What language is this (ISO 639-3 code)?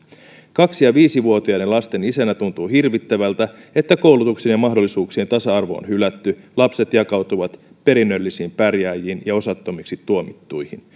fin